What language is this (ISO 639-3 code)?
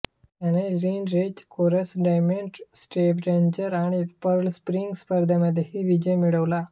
mar